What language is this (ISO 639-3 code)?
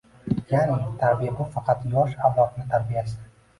uzb